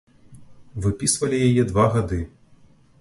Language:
Belarusian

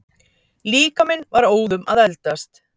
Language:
Icelandic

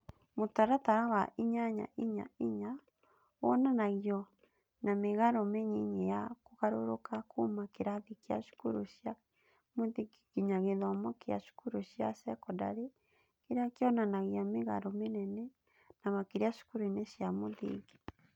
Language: Kikuyu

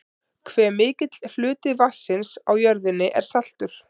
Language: Icelandic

